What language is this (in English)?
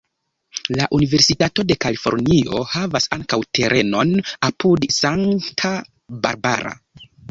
Esperanto